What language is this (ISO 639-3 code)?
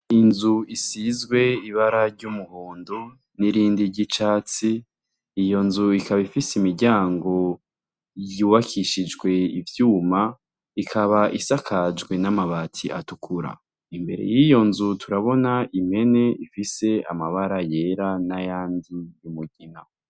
run